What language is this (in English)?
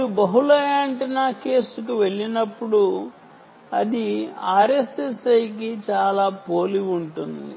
Telugu